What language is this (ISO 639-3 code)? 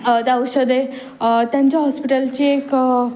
mar